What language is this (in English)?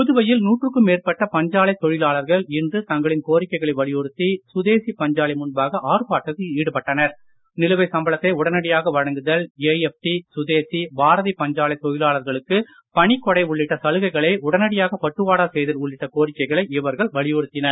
Tamil